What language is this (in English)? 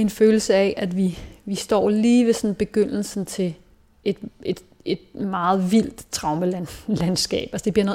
Danish